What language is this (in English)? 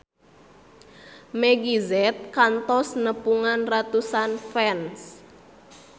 Sundanese